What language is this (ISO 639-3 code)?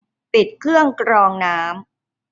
tha